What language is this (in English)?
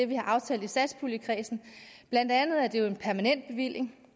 Danish